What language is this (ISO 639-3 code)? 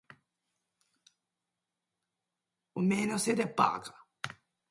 jpn